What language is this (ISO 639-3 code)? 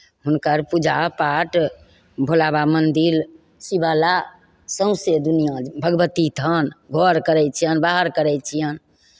mai